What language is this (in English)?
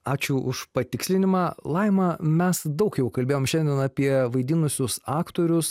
Lithuanian